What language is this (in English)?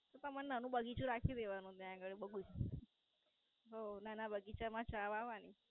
Gujarati